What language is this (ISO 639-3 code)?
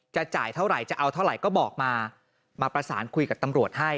tha